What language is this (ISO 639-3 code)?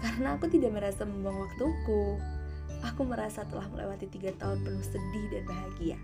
ind